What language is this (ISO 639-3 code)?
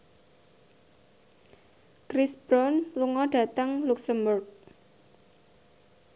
jav